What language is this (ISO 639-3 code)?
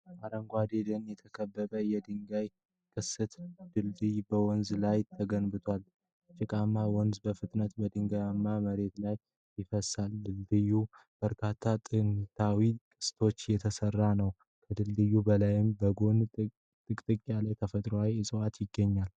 amh